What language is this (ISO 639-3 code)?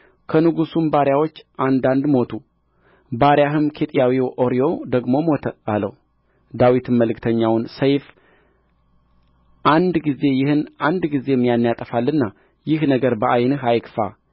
amh